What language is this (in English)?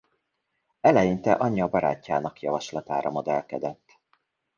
Hungarian